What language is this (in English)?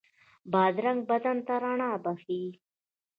Pashto